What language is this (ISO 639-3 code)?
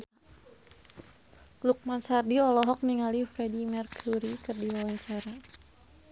sun